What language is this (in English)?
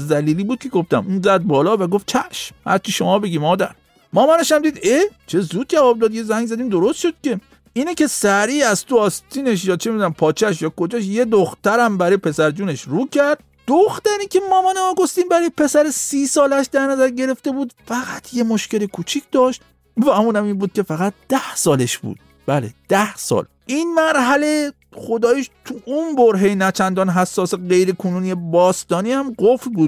Persian